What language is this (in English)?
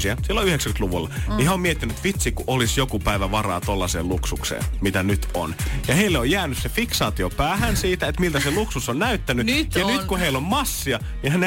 Finnish